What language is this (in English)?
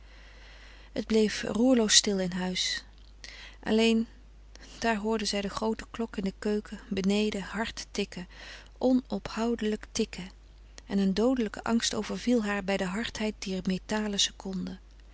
Dutch